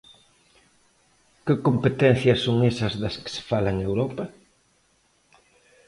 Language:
Galician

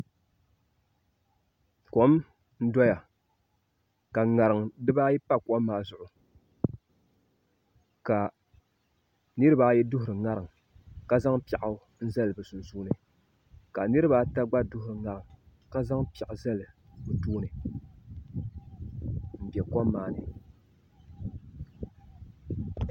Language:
Dagbani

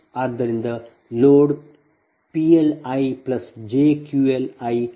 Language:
Kannada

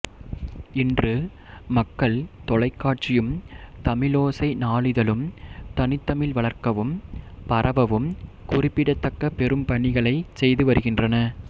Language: Tamil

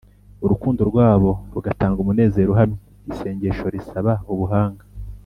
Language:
Kinyarwanda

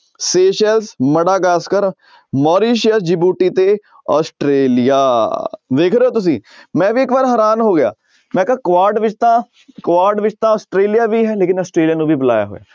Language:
Punjabi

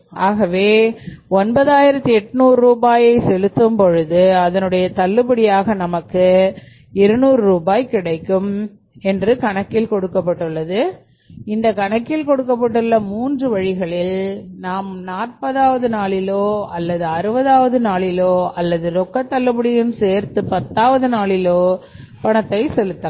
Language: Tamil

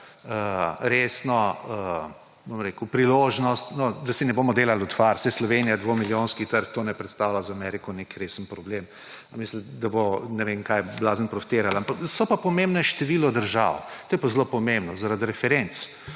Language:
Slovenian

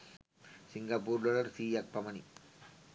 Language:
Sinhala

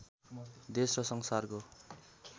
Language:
Nepali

